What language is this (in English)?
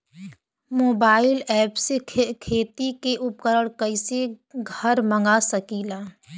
Bhojpuri